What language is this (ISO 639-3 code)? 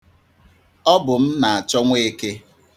ibo